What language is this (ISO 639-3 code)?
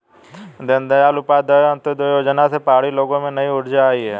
hin